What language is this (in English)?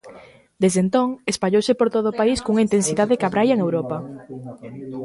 Galician